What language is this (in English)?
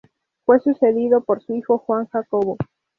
Spanish